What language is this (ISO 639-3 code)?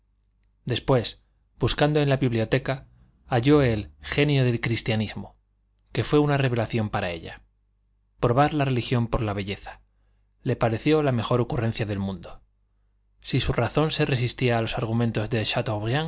spa